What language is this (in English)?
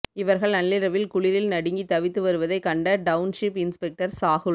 Tamil